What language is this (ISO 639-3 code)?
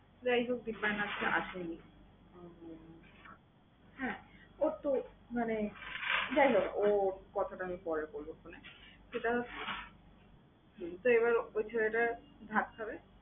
ben